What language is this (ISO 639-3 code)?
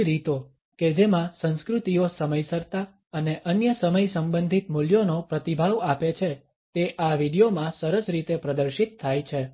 guj